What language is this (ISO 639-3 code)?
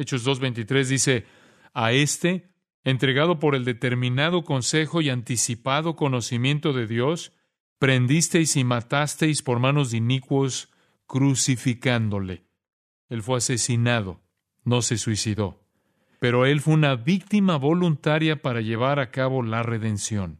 spa